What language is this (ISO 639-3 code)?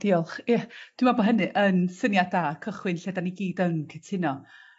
cym